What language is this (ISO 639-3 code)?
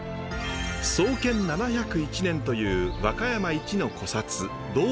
jpn